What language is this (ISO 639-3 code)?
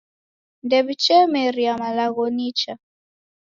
dav